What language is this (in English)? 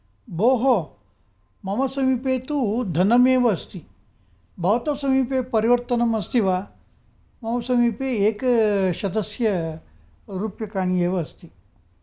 Sanskrit